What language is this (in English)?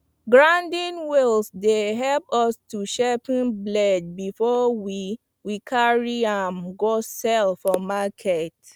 Nigerian Pidgin